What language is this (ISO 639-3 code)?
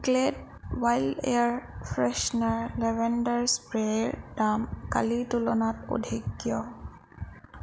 asm